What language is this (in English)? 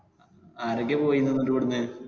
Malayalam